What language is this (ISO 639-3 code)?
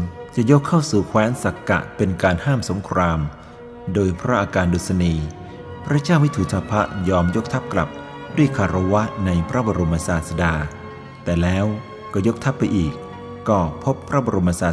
tha